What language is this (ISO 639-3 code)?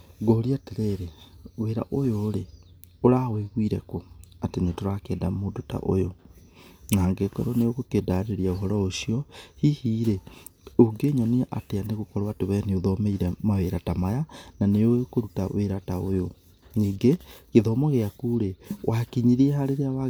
kik